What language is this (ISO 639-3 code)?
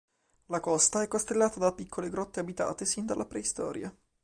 ita